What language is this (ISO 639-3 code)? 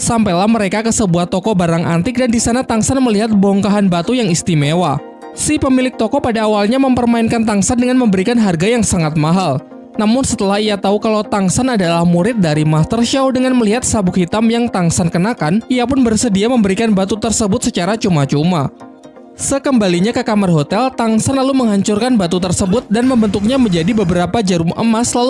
ind